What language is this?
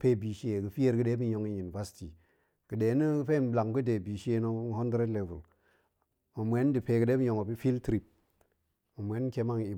Goemai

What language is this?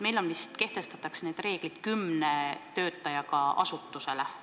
Estonian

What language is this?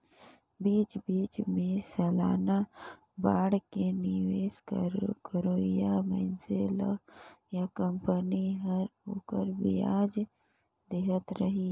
Chhattisgarhi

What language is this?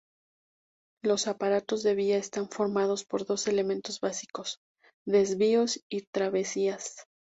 Spanish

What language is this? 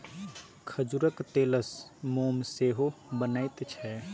Maithili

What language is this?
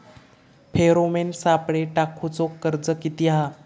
Marathi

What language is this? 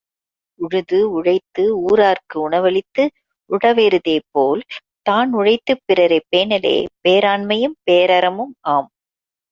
Tamil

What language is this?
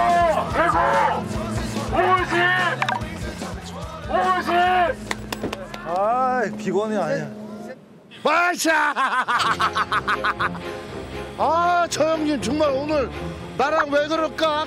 Korean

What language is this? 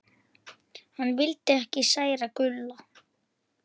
Icelandic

